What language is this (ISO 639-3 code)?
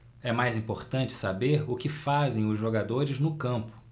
por